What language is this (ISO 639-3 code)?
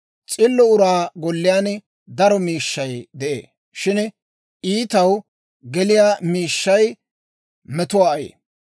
dwr